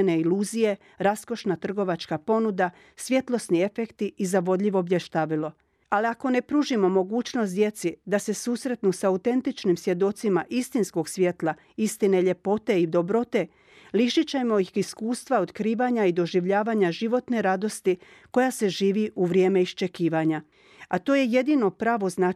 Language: Croatian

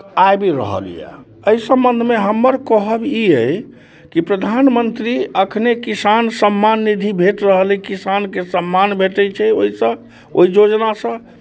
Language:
Maithili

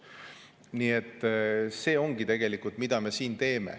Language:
Estonian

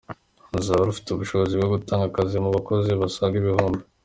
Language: Kinyarwanda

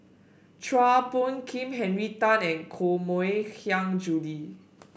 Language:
English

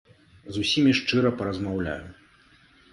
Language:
Belarusian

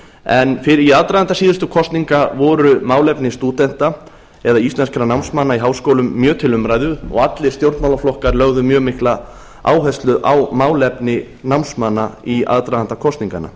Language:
Icelandic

